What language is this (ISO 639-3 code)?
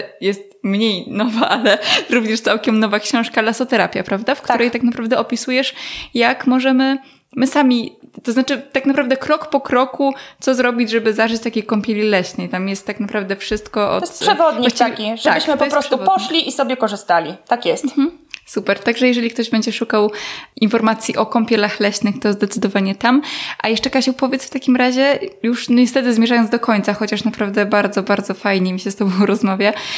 pol